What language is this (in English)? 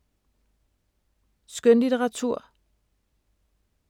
Danish